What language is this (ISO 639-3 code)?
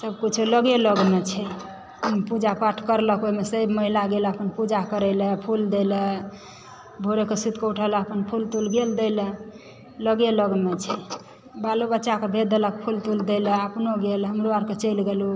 mai